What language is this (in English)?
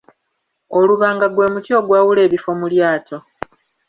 Ganda